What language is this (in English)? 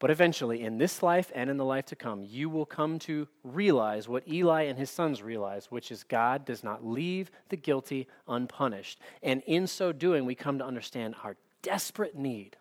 English